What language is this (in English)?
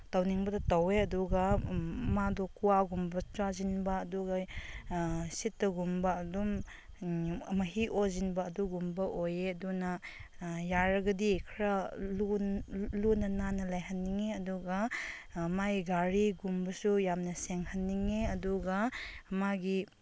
Manipuri